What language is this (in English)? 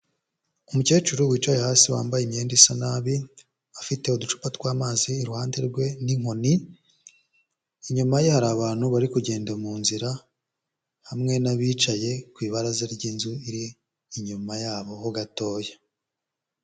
Kinyarwanda